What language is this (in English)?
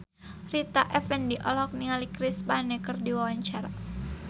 Sundanese